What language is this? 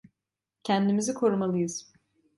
Turkish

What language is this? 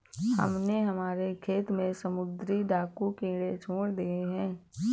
Hindi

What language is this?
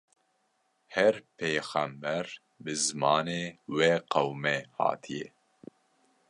Kurdish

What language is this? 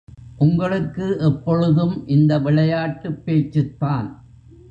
Tamil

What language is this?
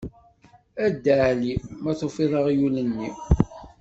Kabyle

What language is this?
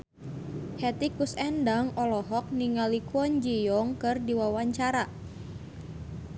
Sundanese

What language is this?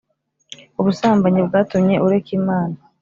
Kinyarwanda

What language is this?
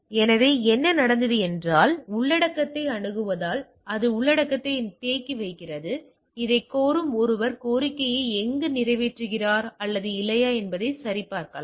Tamil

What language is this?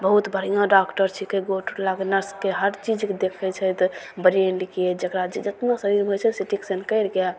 Maithili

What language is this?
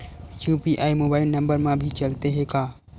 Chhattisgarhi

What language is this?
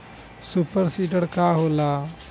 Bhojpuri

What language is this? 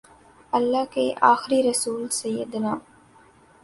Urdu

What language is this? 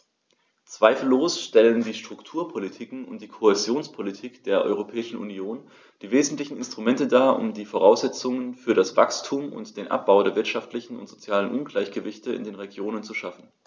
German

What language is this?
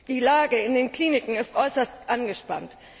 German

